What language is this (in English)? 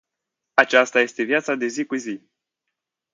Romanian